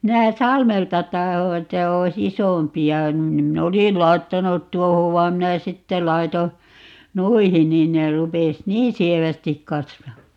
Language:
Finnish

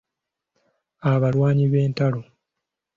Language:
Ganda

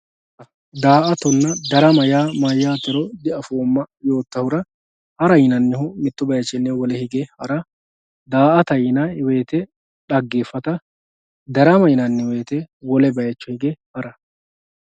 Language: Sidamo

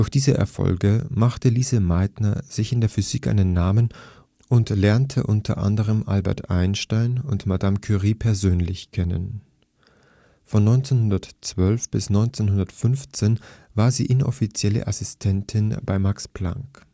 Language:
German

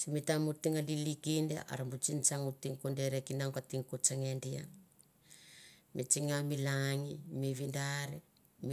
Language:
Mandara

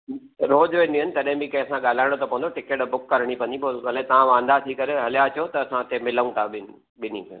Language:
Sindhi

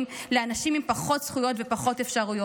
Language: Hebrew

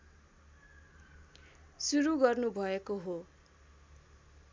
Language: Nepali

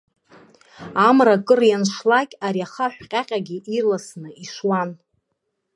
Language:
Abkhazian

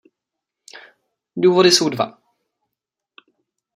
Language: Czech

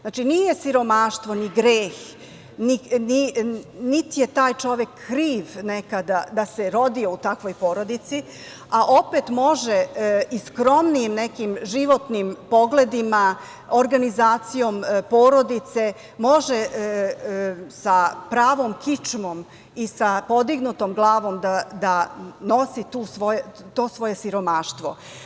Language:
Serbian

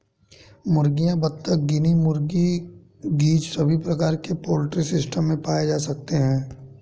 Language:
Hindi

